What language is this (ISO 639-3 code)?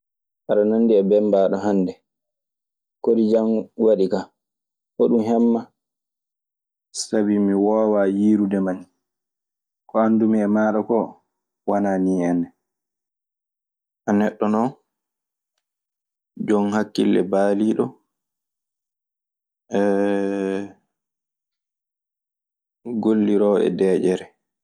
ffm